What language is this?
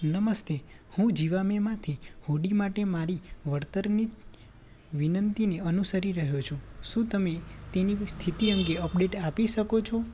Gujarati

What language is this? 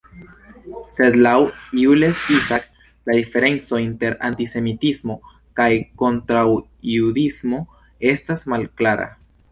Esperanto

